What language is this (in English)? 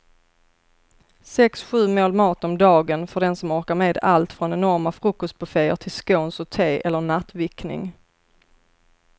Swedish